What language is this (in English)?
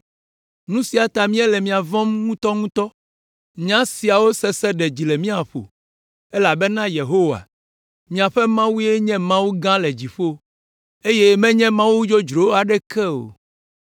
Ewe